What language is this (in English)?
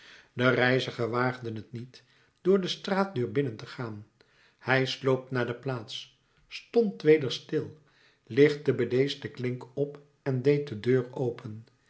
Dutch